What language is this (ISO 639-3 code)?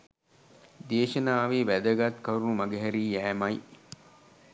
sin